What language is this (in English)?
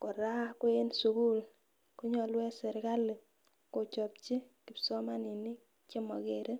Kalenjin